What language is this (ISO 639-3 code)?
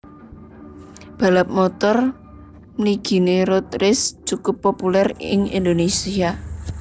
jav